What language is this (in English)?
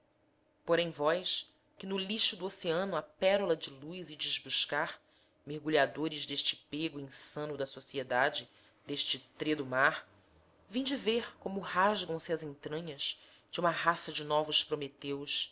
Portuguese